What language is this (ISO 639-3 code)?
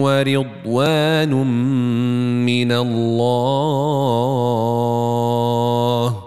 msa